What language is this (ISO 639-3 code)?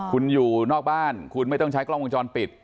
tha